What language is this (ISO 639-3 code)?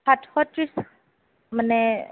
asm